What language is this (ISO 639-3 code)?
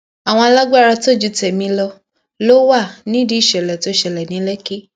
yor